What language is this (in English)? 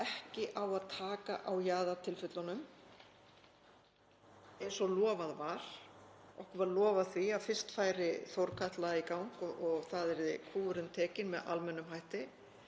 Icelandic